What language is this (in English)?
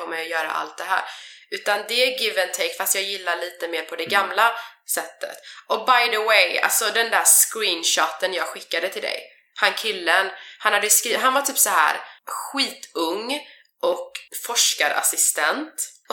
Swedish